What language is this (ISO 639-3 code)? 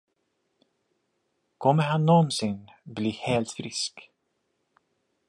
swe